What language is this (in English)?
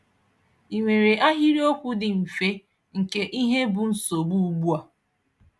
Igbo